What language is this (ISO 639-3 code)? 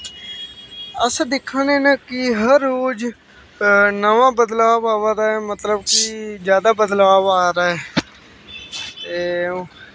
doi